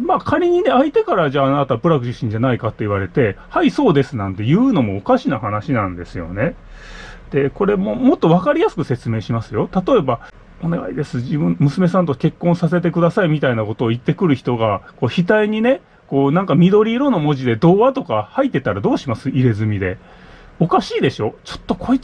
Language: Japanese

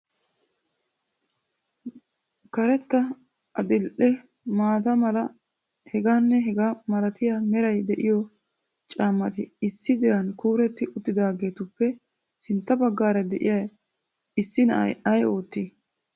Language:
Wolaytta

